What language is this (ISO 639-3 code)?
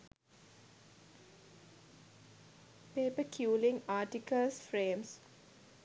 sin